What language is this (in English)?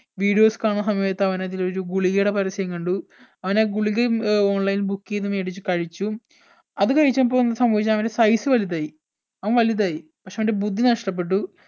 Malayalam